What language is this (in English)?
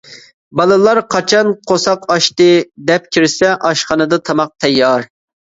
Uyghur